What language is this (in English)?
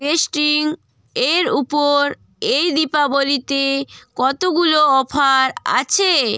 Bangla